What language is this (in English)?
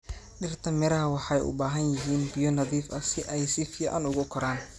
Somali